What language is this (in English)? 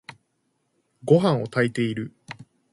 Japanese